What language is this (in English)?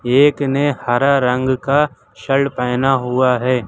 Hindi